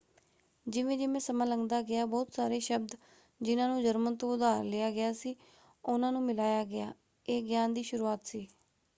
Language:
Punjabi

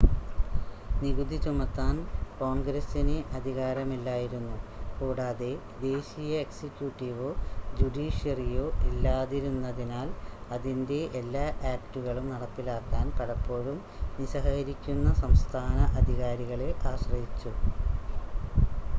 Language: Malayalam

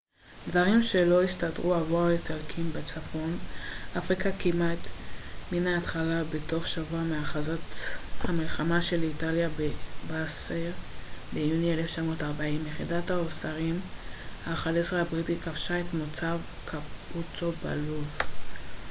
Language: Hebrew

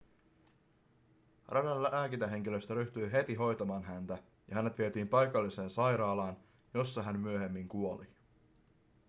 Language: Finnish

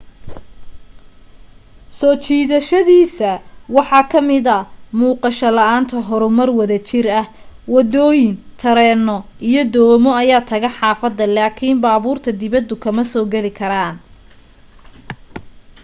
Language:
Somali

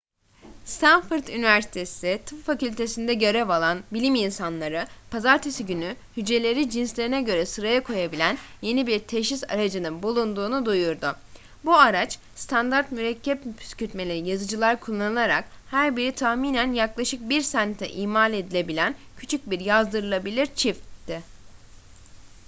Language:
Turkish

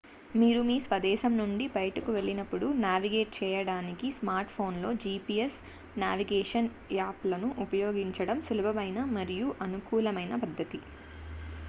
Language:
Telugu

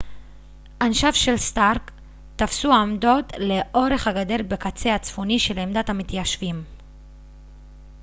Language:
Hebrew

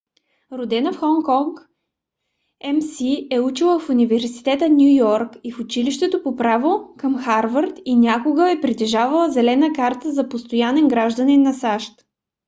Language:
Bulgarian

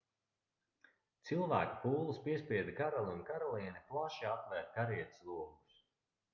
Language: Latvian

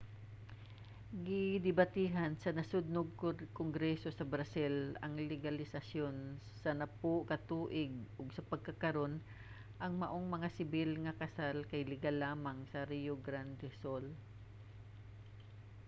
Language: Cebuano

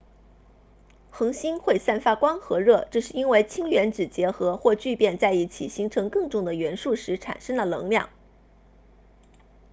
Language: Chinese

